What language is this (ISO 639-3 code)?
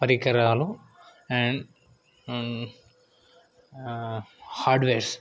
tel